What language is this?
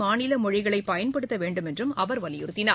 Tamil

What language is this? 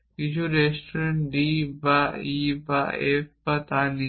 Bangla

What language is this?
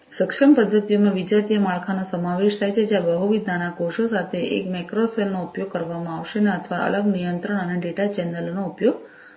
Gujarati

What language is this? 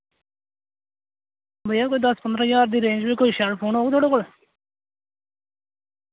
Dogri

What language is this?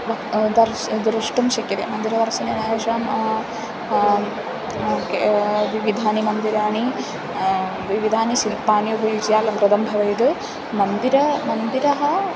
Sanskrit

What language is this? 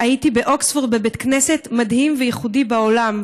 Hebrew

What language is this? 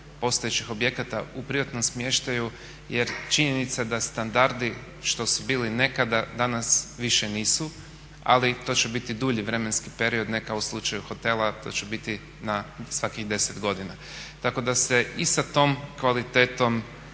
Croatian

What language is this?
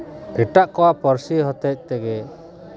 Santali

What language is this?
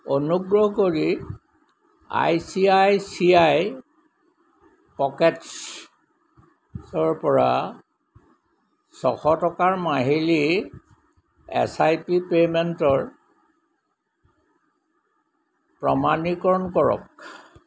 Assamese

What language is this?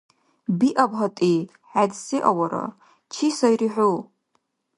Dargwa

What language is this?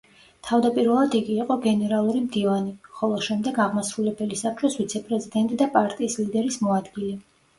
Georgian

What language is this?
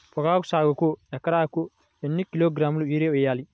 Telugu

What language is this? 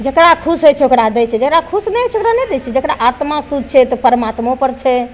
Maithili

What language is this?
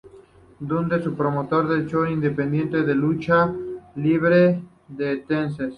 Spanish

